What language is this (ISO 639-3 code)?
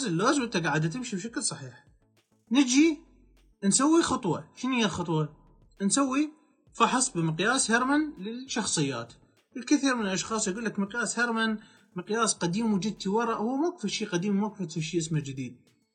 ara